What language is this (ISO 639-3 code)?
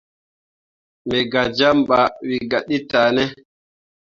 mua